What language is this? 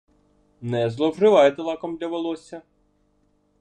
Ukrainian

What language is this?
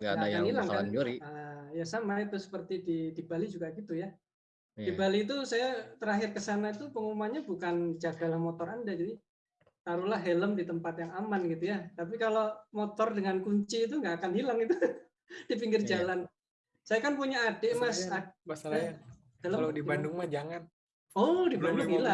Indonesian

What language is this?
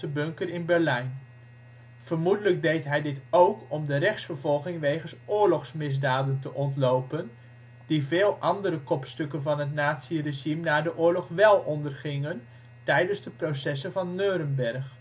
Dutch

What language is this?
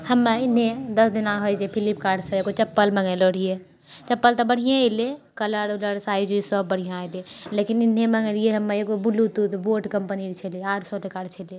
Maithili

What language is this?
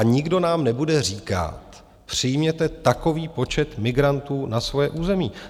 Czech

